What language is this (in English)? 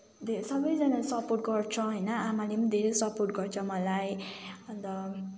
Nepali